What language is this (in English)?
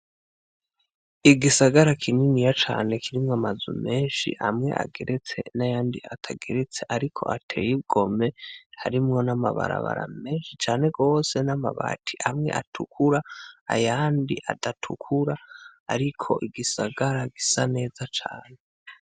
Rundi